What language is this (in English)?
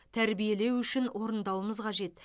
Kazakh